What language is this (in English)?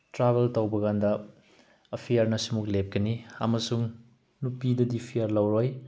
Manipuri